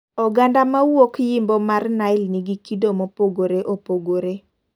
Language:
Luo (Kenya and Tanzania)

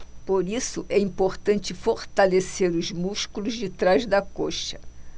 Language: Portuguese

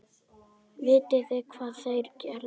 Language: Icelandic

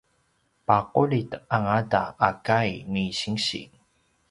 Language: Paiwan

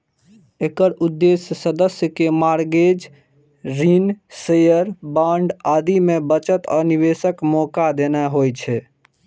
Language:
Maithili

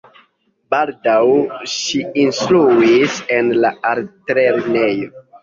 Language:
Esperanto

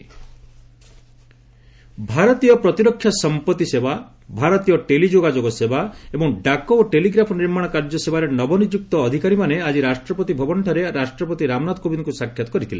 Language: Odia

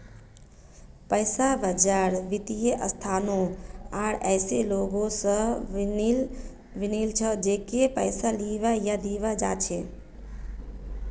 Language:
Magahi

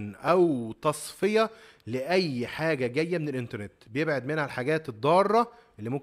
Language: Arabic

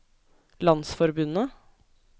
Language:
Norwegian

